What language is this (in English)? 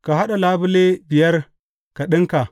Hausa